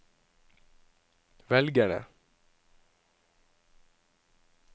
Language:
Norwegian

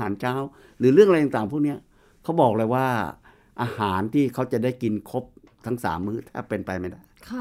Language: Thai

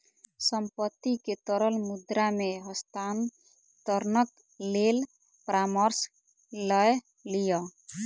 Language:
Maithili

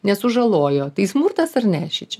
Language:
Lithuanian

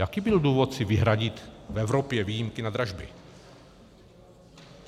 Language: Czech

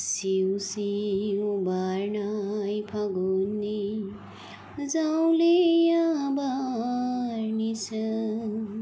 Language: Bodo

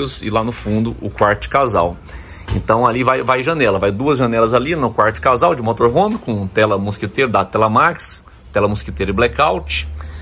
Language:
Portuguese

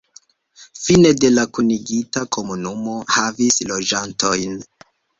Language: Esperanto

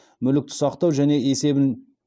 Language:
Kazakh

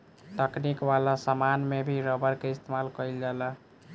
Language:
Bhojpuri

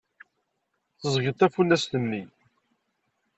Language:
Kabyle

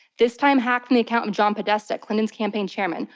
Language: English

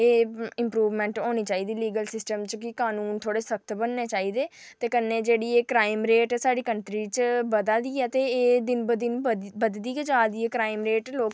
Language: Dogri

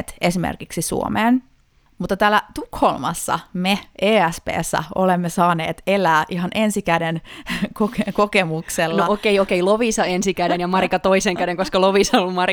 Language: Finnish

